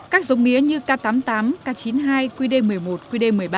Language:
Vietnamese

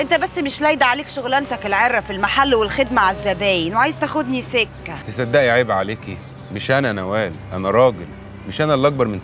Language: Arabic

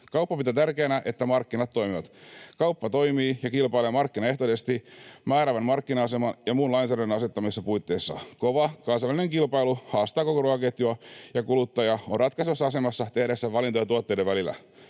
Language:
Finnish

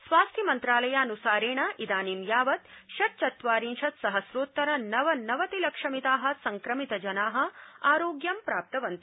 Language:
Sanskrit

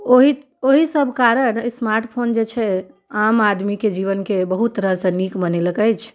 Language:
Maithili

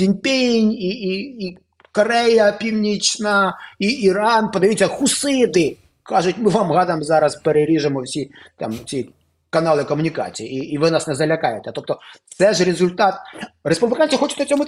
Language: Ukrainian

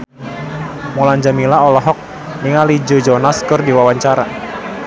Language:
Sundanese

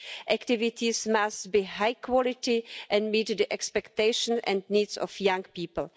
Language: English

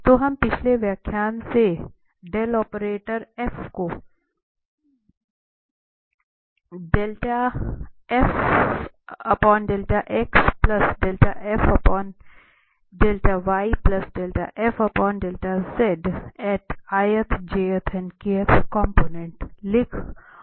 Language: Hindi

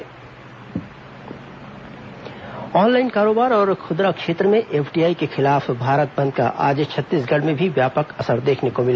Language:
Hindi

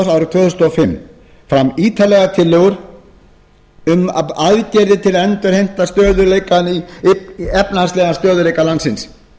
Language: Icelandic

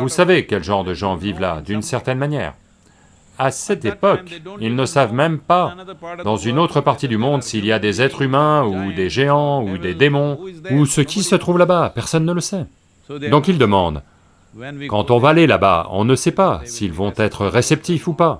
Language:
French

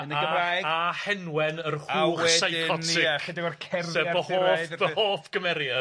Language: Welsh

